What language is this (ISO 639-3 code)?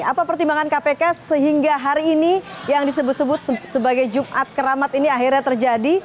ind